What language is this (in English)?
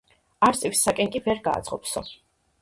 Georgian